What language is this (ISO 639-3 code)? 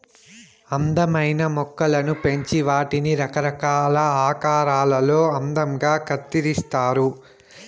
tel